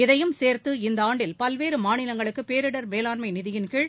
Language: Tamil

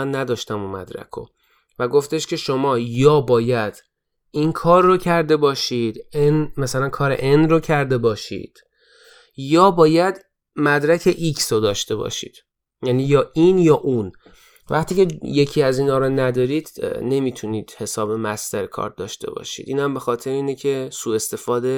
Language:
Persian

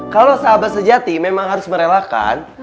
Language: Indonesian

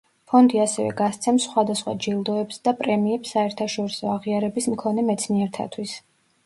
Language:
Georgian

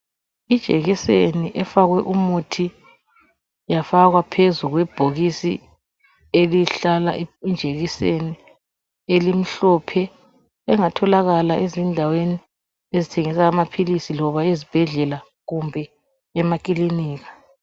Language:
North Ndebele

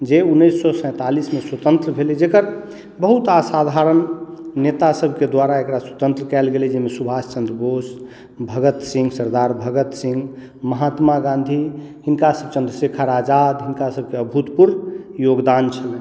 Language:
Maithili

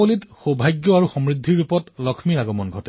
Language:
Assamese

